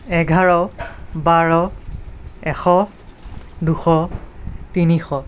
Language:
Assamese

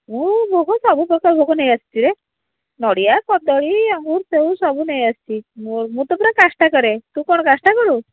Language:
Odia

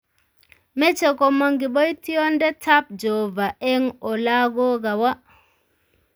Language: Kalenjin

